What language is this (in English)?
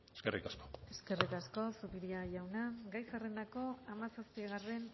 Basque